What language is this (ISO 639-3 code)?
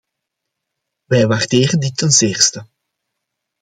nld